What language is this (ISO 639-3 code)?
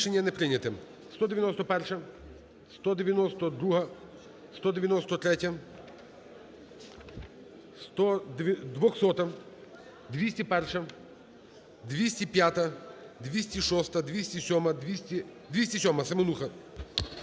ukr